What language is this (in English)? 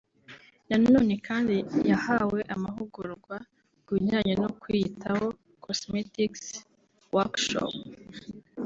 Kinyarwanda